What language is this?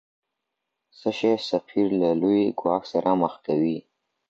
Pashto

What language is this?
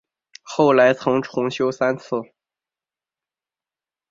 Chinese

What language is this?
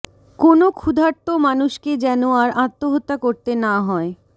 Bangla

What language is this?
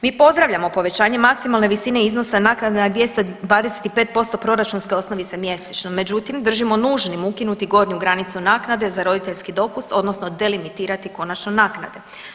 Croatian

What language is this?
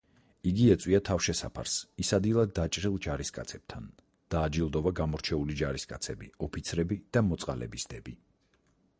Georgian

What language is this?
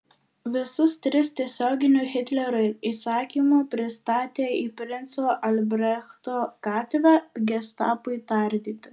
Lithuanian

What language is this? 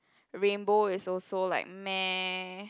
English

